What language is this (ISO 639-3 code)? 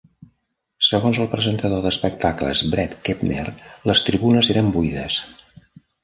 cat